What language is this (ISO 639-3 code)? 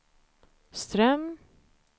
swe